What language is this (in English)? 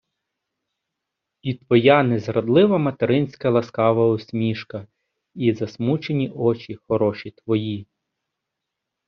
Ukrainian